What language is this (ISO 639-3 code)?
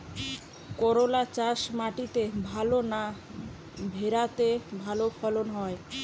ben